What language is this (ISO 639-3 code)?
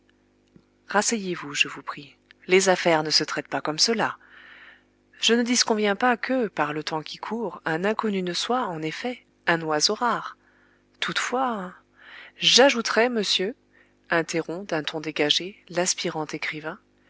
fra